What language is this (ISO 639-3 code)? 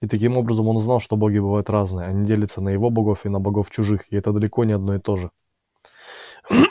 rus